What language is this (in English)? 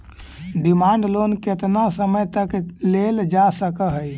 Magahi